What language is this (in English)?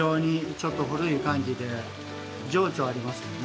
Japanese